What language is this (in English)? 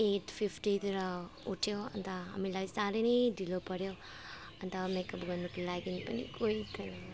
Nepali